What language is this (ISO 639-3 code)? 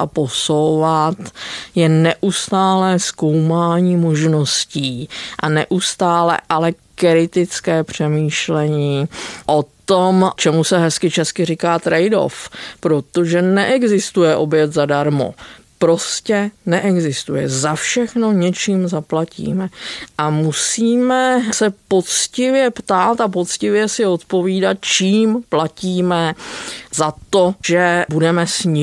ces